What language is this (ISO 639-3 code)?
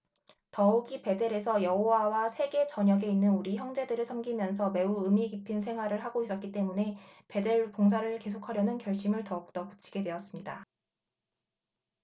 kor